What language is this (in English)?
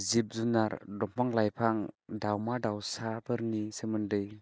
Bodo